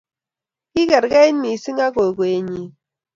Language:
Kalenjin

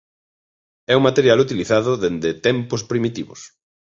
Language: Galician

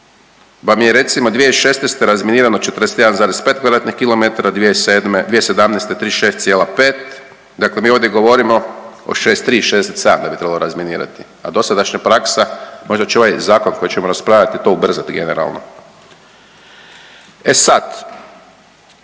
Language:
Croatian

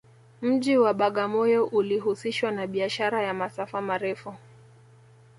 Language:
Swahili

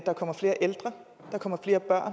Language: Danish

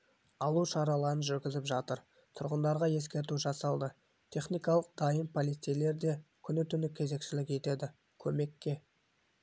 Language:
Kazakh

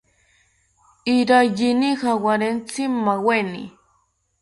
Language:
South Ucayali Ashéninka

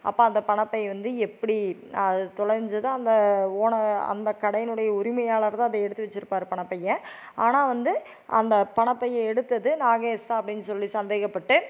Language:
Tamil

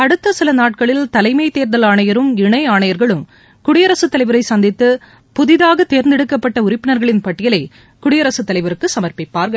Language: Tamil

